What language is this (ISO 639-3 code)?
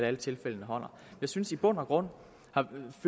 dan